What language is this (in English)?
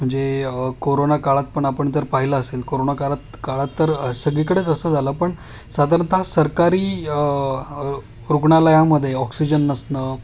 Marathi